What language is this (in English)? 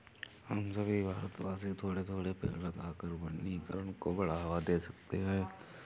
Hindi